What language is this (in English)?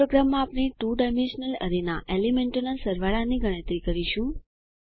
Gujarati